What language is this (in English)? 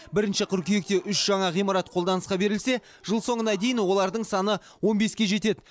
Kazakh